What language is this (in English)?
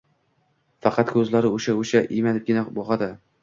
Uzbek